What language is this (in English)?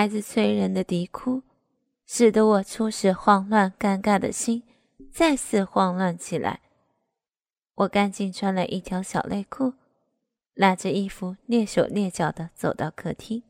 Chinese